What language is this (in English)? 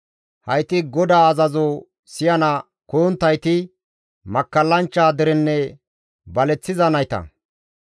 Gamo